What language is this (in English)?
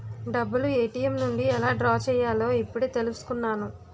Telugu